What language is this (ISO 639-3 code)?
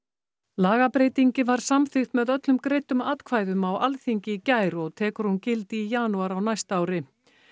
isl